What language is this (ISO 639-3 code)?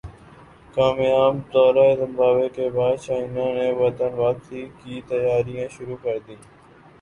urd